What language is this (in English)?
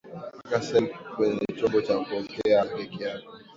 Swahili